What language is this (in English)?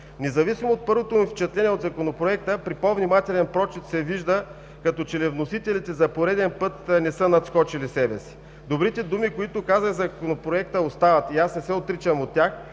Bulgarian